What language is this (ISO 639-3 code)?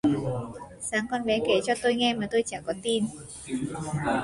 vie